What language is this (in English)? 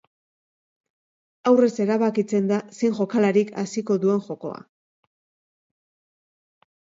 Basque